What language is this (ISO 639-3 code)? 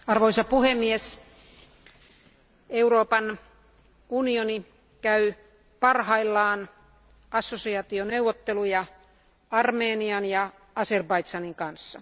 fin